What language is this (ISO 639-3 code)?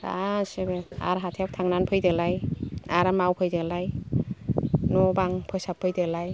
brx